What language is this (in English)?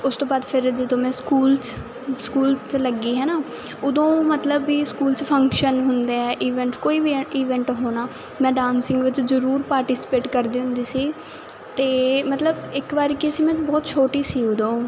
Punjabi